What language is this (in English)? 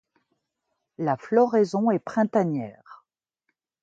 French